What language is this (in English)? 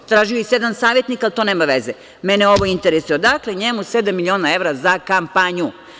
Serbian